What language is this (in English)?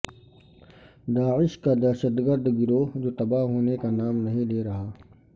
Urdu